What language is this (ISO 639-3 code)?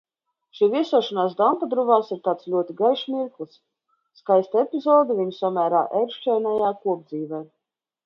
lav